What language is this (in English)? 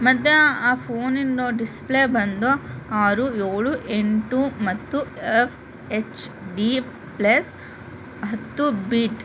Kannada